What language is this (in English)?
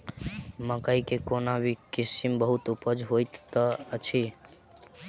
Maithili